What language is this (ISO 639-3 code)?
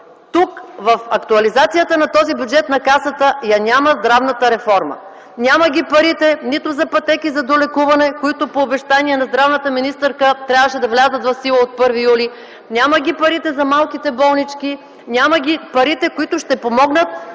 bul